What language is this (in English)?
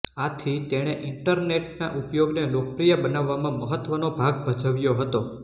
Gujarati